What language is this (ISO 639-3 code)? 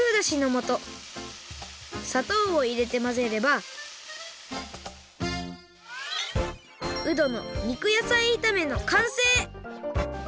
jpn